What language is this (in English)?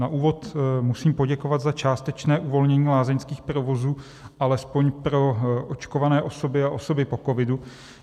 Czech